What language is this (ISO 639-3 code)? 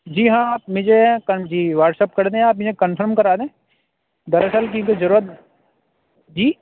urd